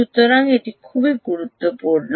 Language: Bangla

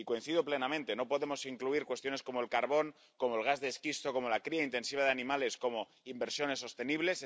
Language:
Spanish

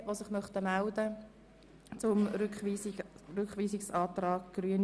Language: Swiss German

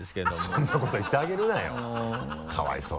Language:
Japanese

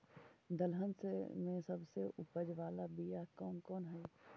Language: Magahi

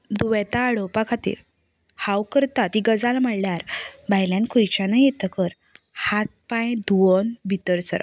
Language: Konkani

